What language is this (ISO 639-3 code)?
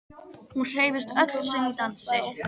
isl